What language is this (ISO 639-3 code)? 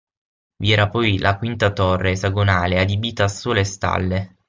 ita